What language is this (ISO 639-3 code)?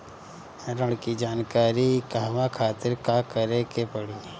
bho